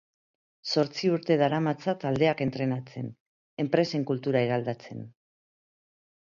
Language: Basque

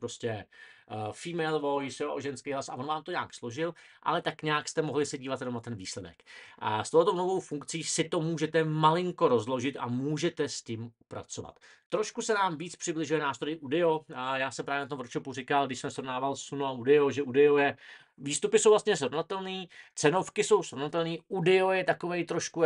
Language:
Czech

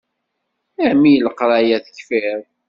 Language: Kabyle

